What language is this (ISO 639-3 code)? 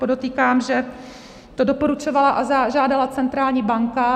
ces